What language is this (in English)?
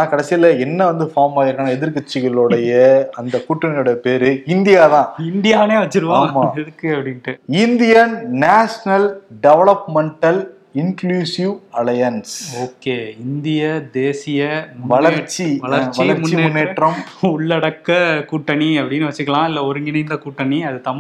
Tamil